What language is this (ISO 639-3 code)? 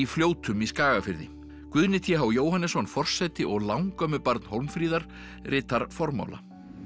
isl